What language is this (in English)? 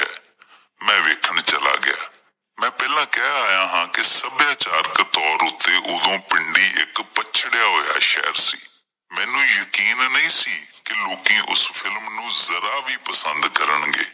Punjabi